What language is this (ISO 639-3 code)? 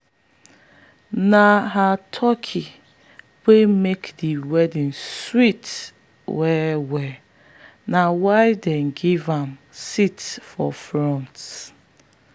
pcm